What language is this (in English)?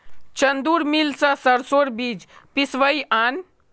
Magahi